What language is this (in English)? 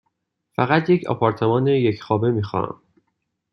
Persian